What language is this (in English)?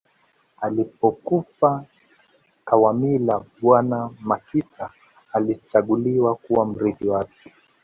Swahili